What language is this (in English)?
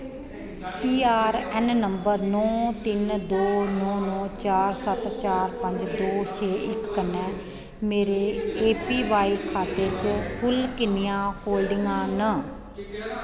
Dogri